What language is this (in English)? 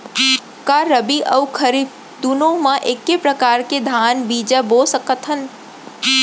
Chhattisgarhi